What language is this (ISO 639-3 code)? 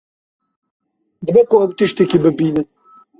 kur